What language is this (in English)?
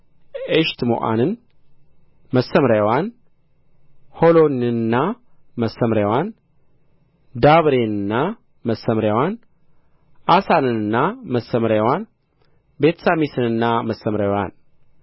Amharic